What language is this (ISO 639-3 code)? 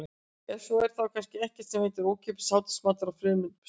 isl